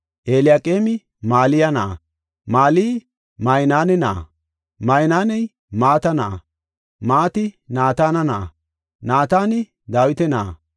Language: Gofa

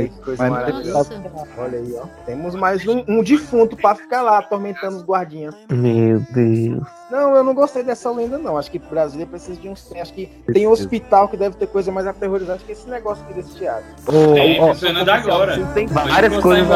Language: Portuguese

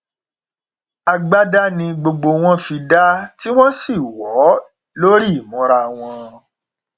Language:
Yoruba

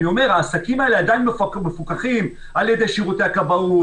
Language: Hebrew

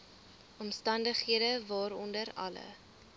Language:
Afrikaans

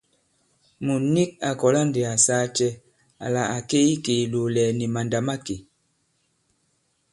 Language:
Bankon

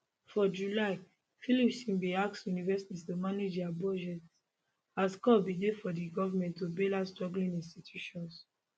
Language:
Nigerian Pidgin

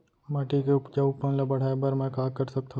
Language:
Chhattisgarhi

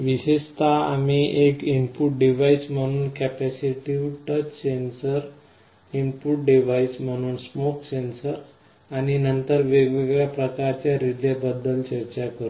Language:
Marathi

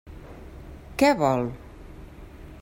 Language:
Catalan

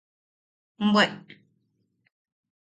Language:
Yaqui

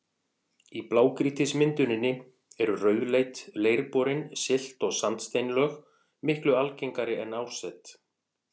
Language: Icelandic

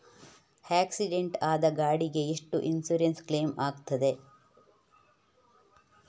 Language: Kannada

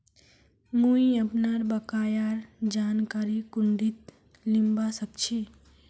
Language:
Magahi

